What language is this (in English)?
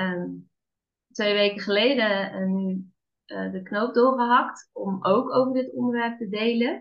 Dutch